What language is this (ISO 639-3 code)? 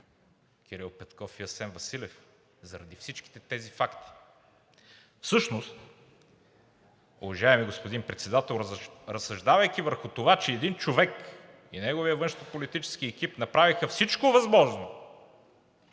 bul